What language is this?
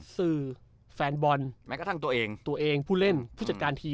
Thai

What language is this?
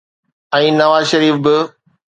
Sindhi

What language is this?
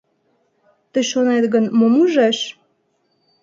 Mari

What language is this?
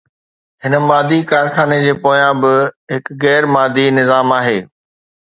Sindhi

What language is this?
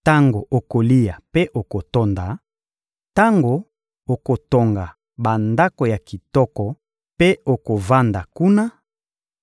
Lingala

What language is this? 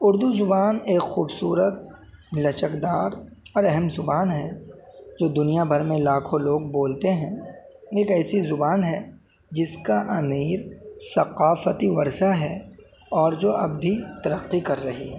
Urdu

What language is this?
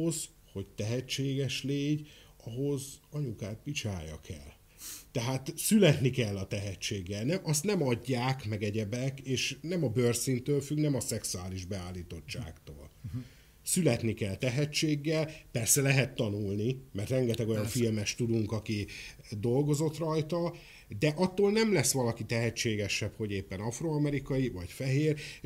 Hungarian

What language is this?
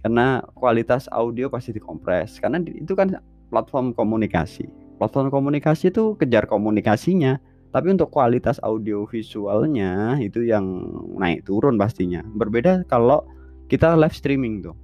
Indonesian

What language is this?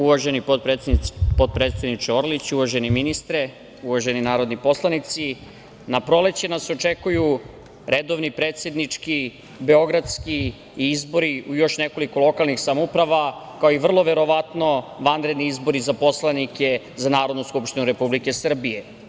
Serbian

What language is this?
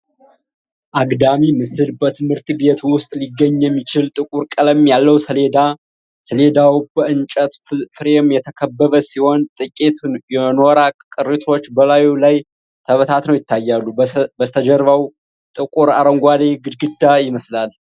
Amharic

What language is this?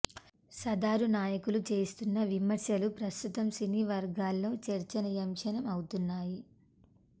Telugu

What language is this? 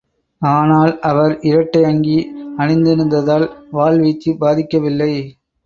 Tamil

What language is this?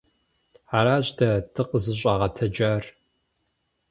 Kabardian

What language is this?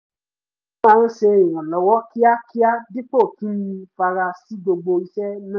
Yoruba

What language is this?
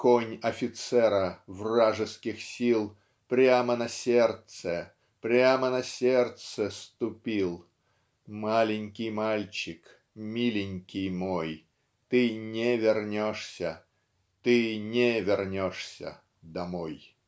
Russian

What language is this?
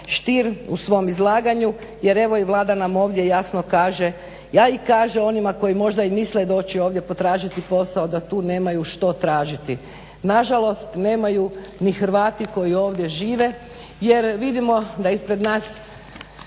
Croatian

